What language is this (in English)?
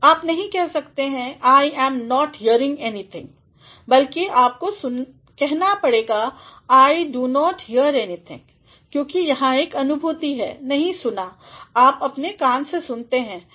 Hindi